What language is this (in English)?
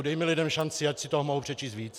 Czech